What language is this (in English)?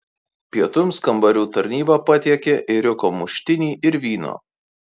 Lithuanian